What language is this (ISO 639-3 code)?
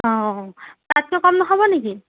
asm